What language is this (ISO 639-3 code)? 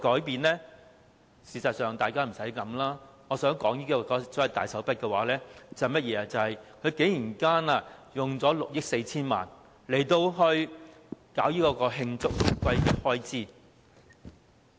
yue